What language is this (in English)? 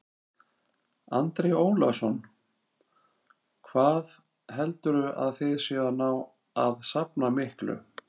Icelandic